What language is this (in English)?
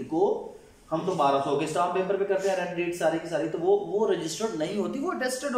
Hindi